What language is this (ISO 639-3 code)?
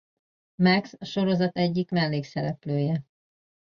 hun